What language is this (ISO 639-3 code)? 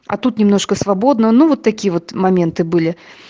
rus